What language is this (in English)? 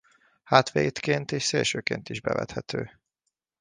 Hungarian